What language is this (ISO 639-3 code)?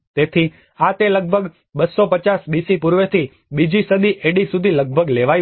guj